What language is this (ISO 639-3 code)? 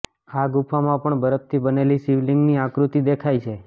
guj